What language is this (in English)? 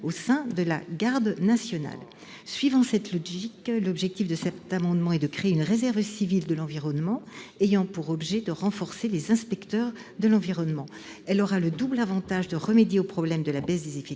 French